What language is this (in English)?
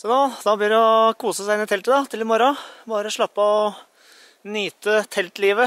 Norwegian